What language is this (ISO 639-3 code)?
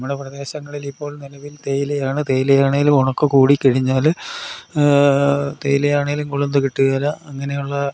mal